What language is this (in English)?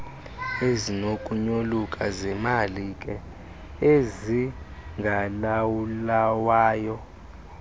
Xhosa